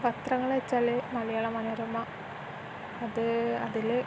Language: Malayalam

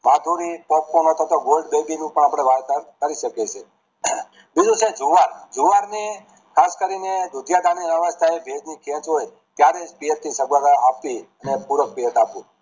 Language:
Gujarati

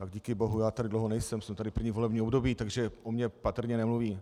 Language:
Czech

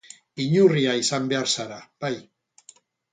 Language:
Basque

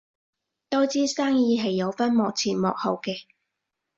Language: Cantonese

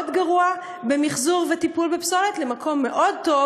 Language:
Hebrew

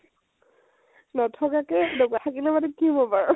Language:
Assamese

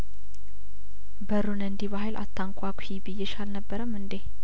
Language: Amharic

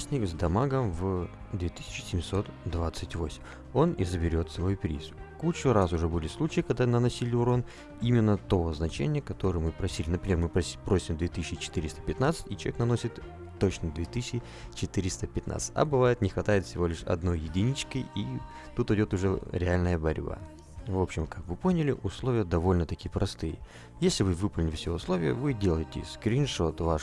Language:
Russian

